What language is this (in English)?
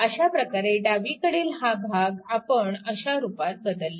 Marathi